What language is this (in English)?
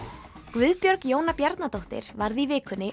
Icelandic